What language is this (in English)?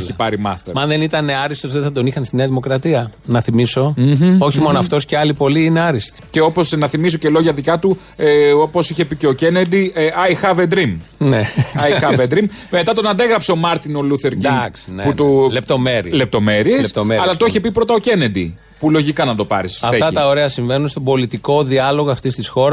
Greek